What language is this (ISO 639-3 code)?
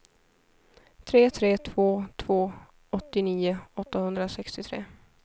swe